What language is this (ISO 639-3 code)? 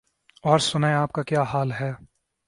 urd